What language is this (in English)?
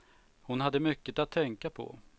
Swedish